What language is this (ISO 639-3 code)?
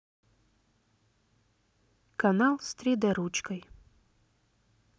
rus